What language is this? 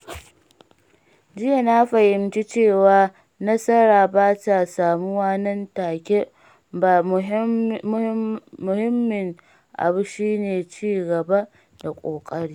Hausa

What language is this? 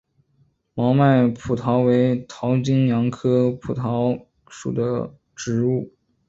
Chinese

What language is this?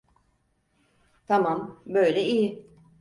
Turkish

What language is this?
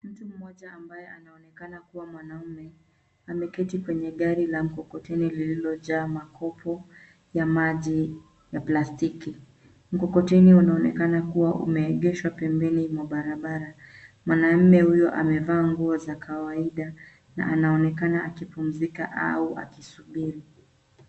Swahili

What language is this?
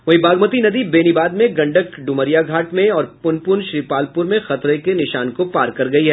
Hindi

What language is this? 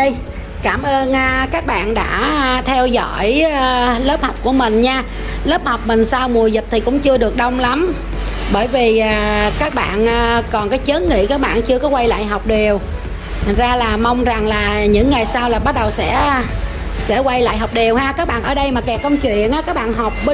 Vietnamese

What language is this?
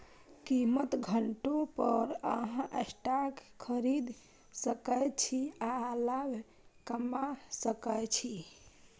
Maithili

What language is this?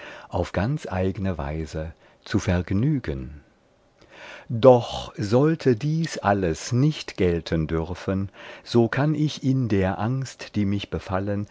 German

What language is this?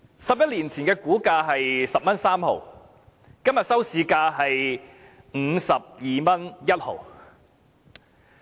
Cantonese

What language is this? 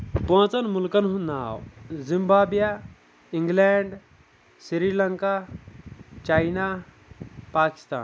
Kashmiri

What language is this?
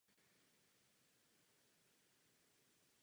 Czech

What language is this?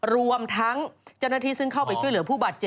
Thai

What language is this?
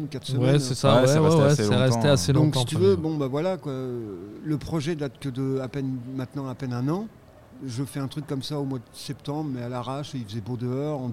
French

